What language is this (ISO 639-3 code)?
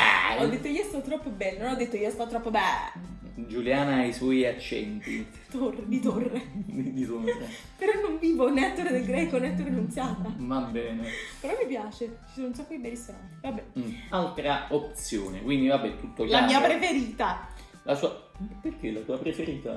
ita